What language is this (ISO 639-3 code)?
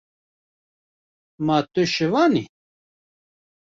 kur